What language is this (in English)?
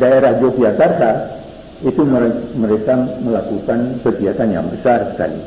Indonesian